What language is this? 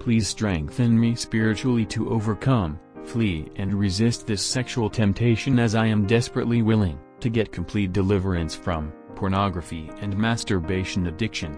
English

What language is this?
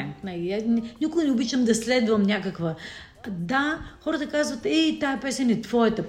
Bulgarian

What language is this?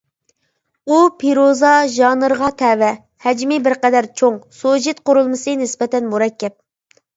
Uyghur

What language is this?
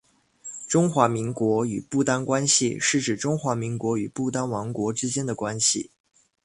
Chinese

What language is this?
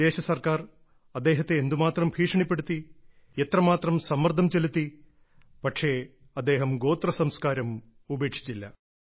Malayalam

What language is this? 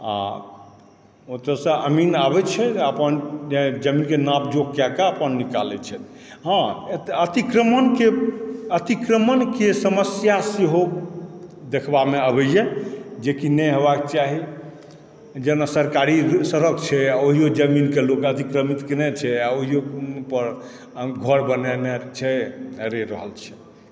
Maithili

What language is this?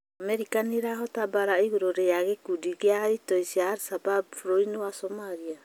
Kikuyu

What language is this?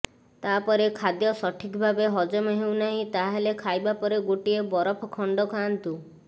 Odia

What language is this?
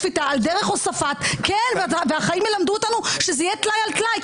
Hebrew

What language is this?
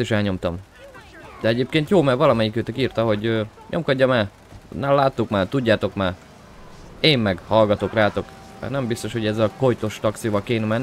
Hungarian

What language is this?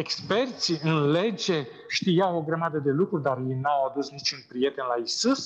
Romanian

